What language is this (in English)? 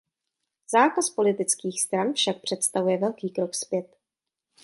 Czech